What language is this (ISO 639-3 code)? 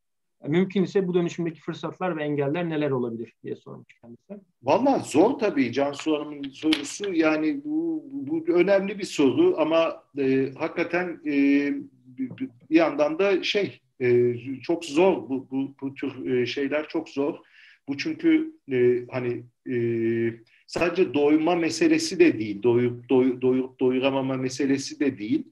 tur